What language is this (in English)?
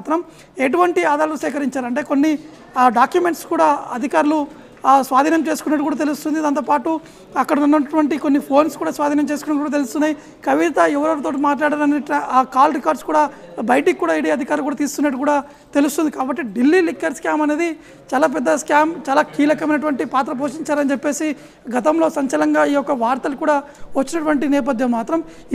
Telugu